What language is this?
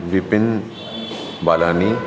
Sindhi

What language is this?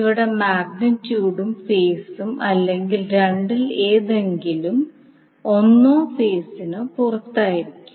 Malayalam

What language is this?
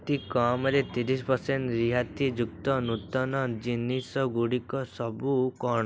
Odia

